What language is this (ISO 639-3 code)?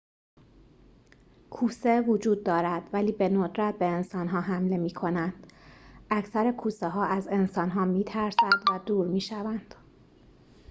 fas